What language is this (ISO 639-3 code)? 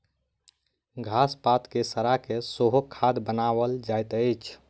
mai